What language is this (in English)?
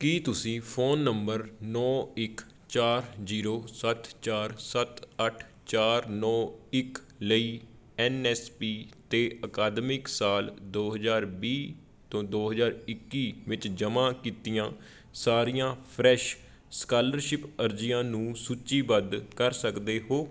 Punjabi